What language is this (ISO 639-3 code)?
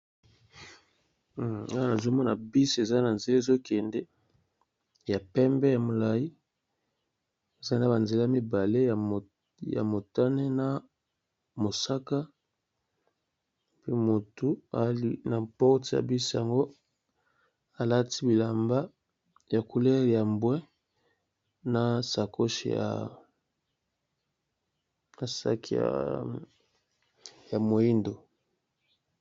lin